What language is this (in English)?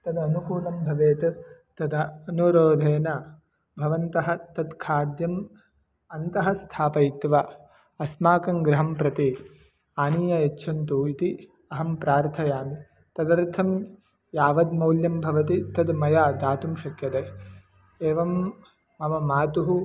Sanskrit